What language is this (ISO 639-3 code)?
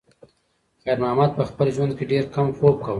pus